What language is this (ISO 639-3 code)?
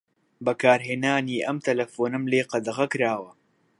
ckb